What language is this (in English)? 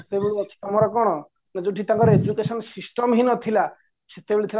Odia